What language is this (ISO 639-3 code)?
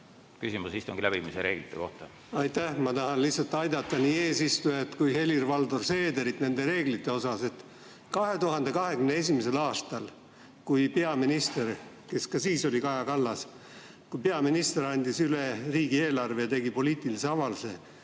est